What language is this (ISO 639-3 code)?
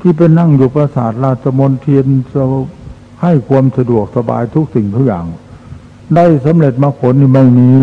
tha